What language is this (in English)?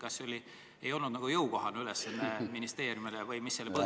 Estonian